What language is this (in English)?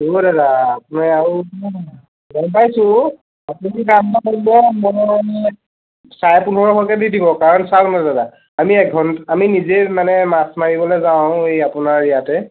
Assamese